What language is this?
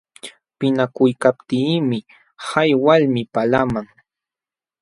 Jauja Wanca Quechua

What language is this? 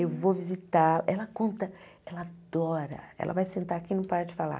Portuguese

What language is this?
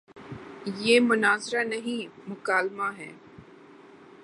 Urdu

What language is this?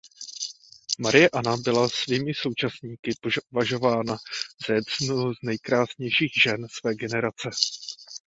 Czech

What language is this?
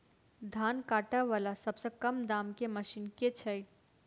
Maithili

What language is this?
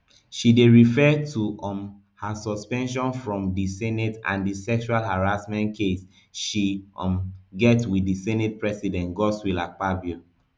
Nigerian Pidgin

